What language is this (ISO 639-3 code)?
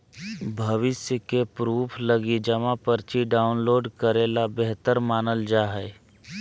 mag